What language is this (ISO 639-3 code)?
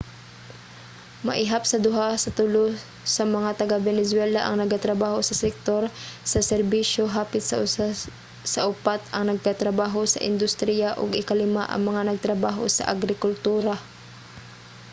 ceb